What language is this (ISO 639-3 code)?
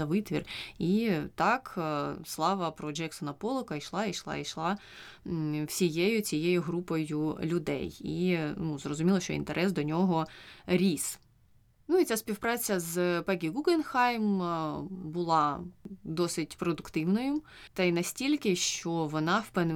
ukr